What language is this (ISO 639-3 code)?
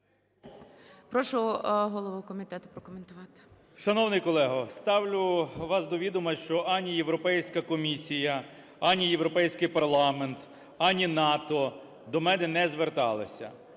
ukr